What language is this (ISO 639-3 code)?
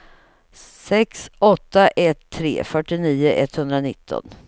swe